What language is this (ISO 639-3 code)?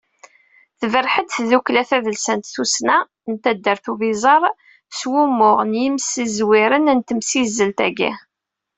kab